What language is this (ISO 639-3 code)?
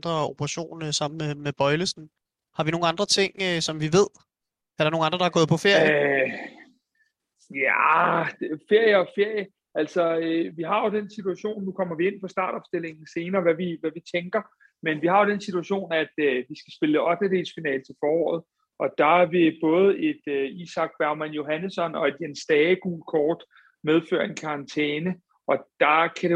dan